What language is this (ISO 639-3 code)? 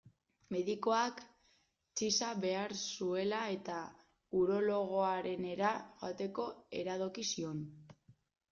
eus